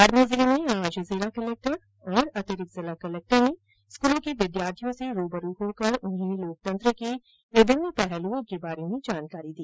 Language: Hindi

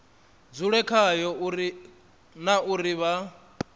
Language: Venda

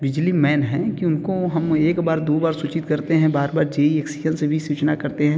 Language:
Hindi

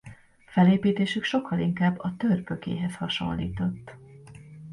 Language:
Hungarian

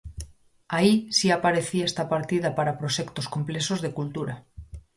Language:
Galician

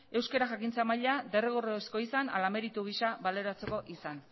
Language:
Basque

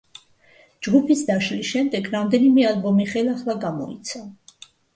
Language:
Georgian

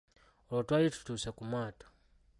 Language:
Ganda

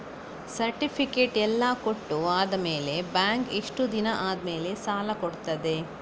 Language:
Kannada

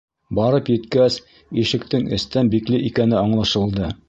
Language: Bashkir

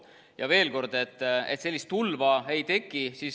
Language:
Estonian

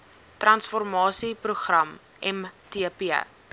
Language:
Afrikaans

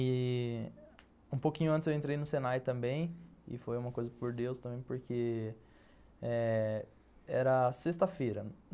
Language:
Portuguese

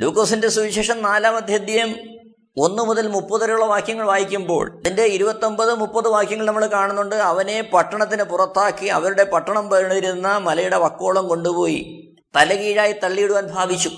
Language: Malayalam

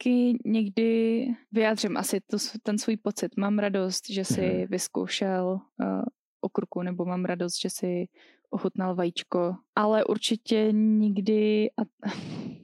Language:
Czech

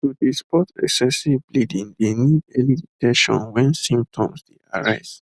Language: Nigerian Pidgin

